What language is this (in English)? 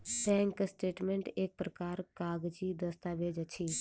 Maithili